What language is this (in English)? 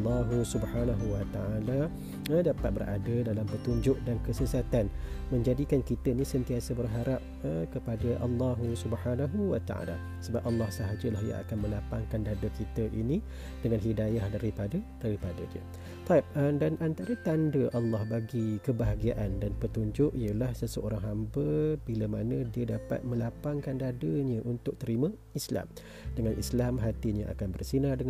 Malay